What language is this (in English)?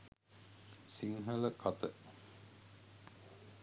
Sinhala